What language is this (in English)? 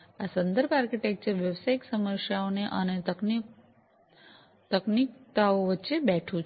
Gujarati